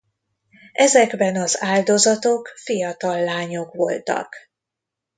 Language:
Hungarian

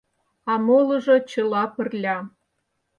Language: Mari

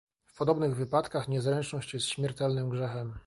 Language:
Polish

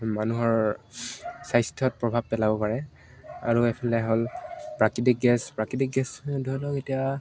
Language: Assamese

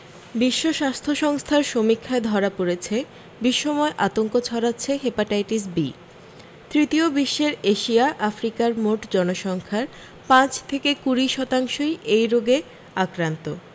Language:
Bangla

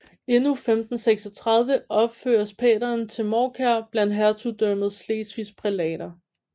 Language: Danish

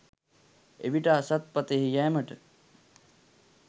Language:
Sinhala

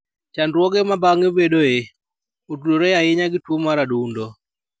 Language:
Luo (Kenya and Tanzania)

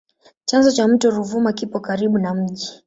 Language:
Swahili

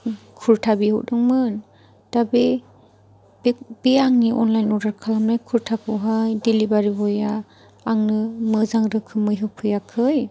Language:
Bodo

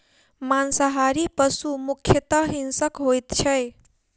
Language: Maithili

